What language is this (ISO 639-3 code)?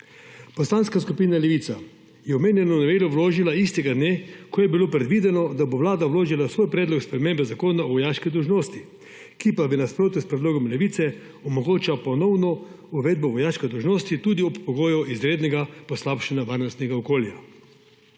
slv